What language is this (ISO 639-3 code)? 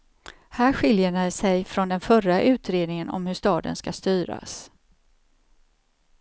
swe